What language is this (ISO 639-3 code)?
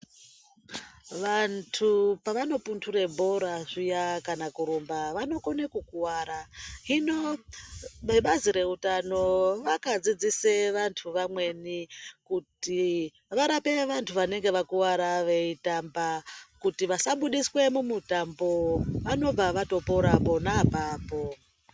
ndc